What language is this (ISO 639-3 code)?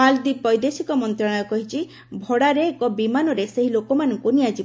ori